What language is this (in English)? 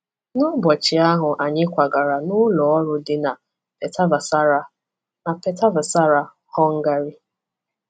Igbo